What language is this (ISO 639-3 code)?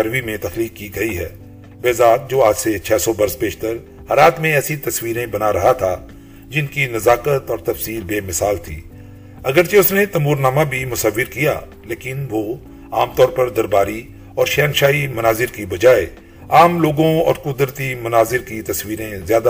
urd